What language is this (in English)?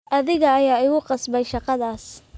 Somali